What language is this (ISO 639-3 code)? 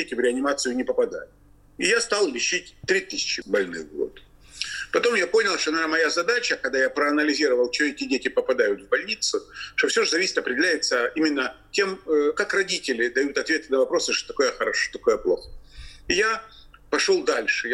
rus